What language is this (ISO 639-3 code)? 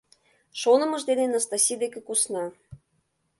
chm